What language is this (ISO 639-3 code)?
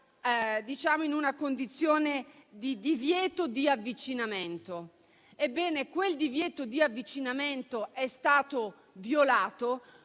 ita